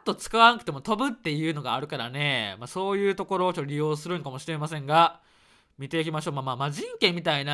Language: Japanese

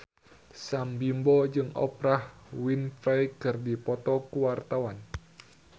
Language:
Sundanese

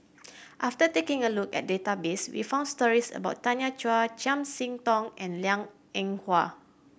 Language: English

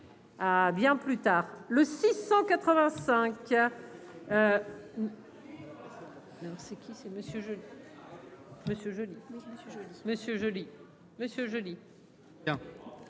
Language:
French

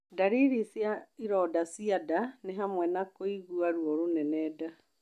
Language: Kikuyu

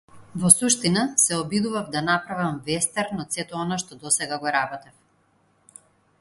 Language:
Macedonian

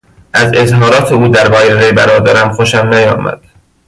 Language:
Persian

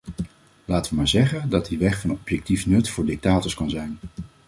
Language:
Dutch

